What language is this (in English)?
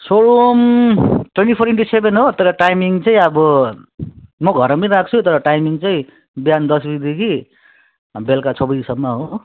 Nepali